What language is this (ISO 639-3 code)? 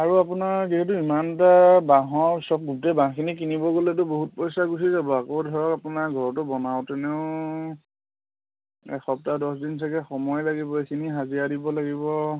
asm